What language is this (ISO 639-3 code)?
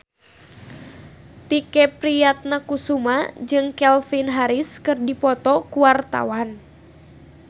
sun